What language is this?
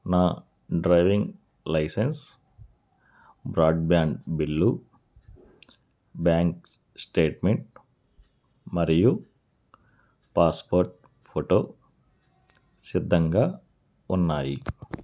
Telugu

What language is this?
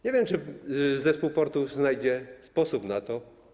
Polish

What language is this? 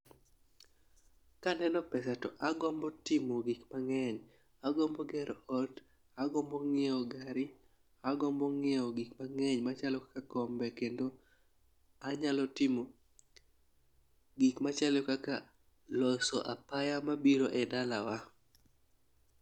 Luo (Kenya and Tanzania)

